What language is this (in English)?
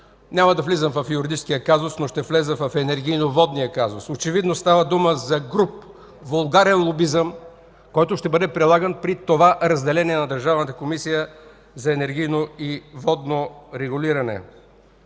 Bulgarian